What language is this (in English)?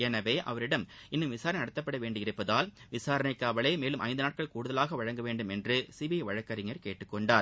Tamil